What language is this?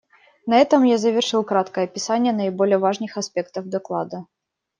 Russian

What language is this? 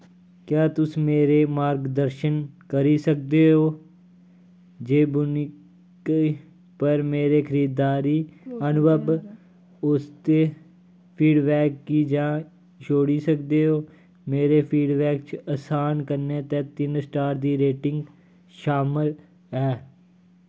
Dogri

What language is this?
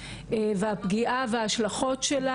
Hebrew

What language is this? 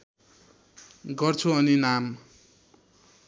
Nepali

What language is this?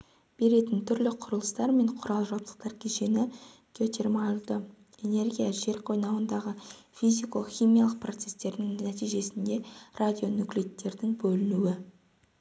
Kazakh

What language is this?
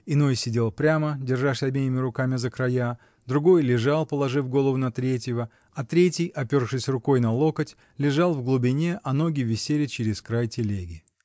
Russian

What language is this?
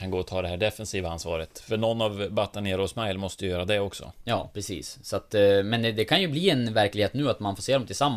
Swedish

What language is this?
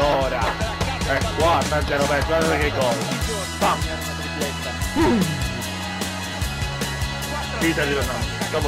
Italian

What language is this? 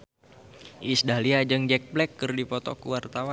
Sundanese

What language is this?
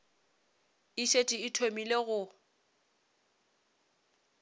Northern Sotho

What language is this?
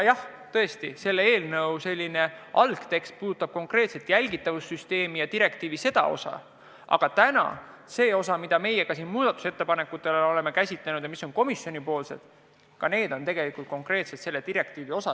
Estonian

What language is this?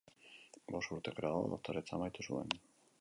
Basque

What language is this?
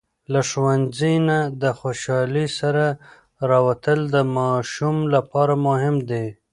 Pashto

